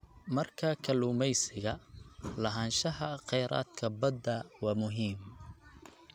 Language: Somali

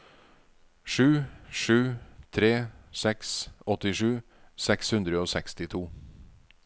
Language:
Norwegian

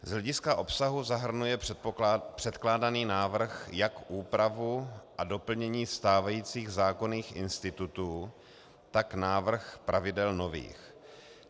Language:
Czech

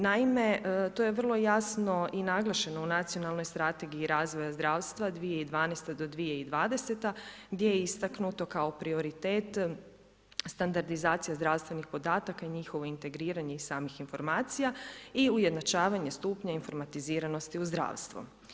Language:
Croatian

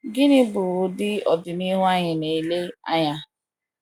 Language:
Igbo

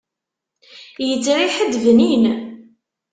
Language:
Kabyle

